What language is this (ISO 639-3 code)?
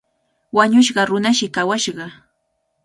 qvl